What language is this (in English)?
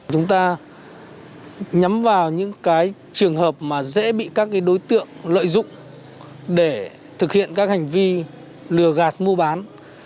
Vietnamese